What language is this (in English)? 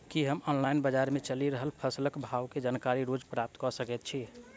Maithili